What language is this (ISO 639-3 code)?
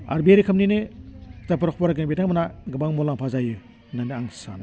brx